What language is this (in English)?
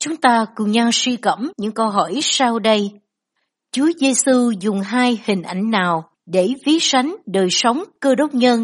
Vietnamese